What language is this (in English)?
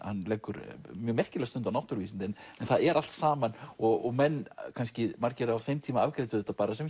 Icelandic